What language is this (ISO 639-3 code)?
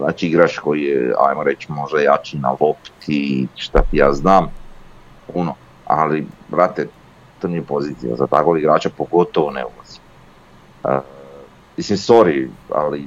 hrv